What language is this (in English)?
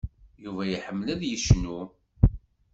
Kabyle